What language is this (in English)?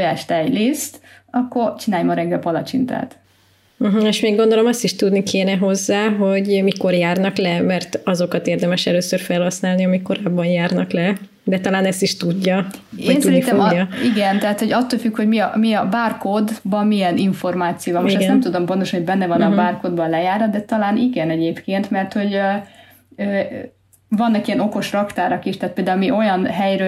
Hungarian